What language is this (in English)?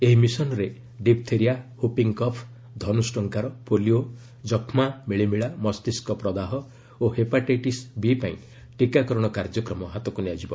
Odia